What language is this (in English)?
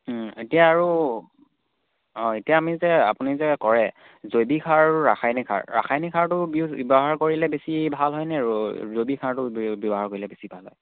Assamese